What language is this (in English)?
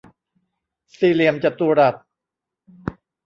Thai